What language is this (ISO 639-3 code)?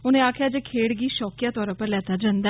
doi